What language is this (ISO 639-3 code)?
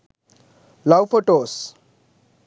sin